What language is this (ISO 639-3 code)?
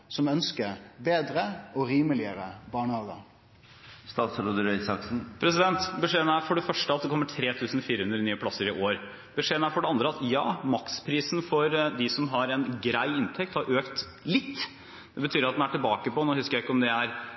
nor